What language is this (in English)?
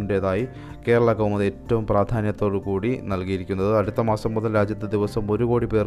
Malayalam